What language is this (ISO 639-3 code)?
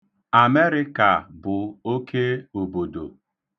ibo